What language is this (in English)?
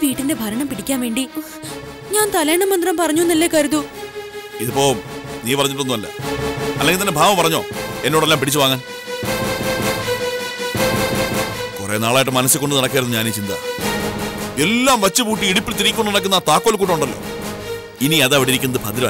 Malayalam